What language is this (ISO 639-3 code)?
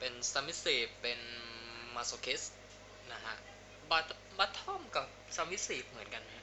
tha